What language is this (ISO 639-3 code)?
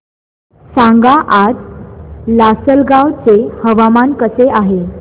mar